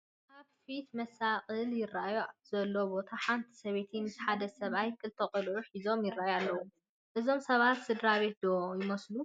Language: Tigrinya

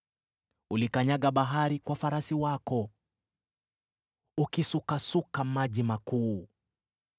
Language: Swahili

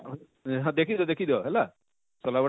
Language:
Odia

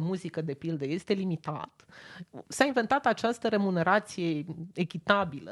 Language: Romanian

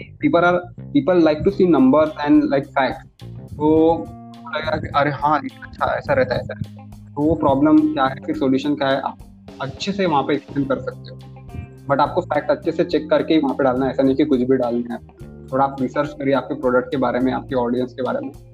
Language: Hindi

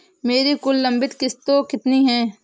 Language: Hindi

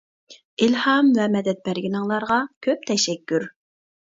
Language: Uyghur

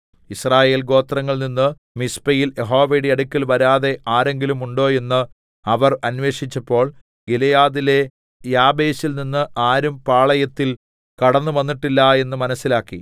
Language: Malayalam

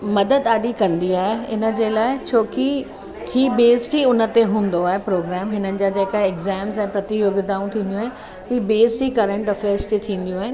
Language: Sindhi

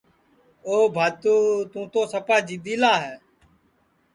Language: Sansi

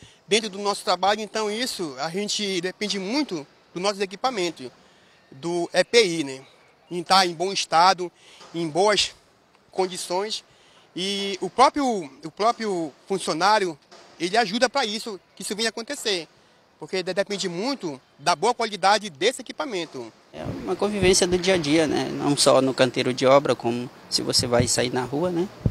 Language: Portuguese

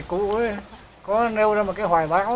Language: Vietnamese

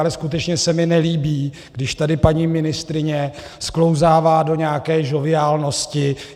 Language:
Czech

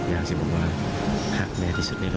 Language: Thai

